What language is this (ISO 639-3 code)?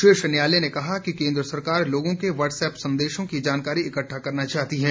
hin